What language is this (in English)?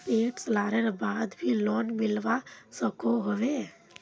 Magahi